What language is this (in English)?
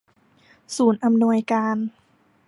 Thai